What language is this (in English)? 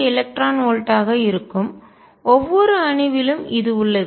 Tamil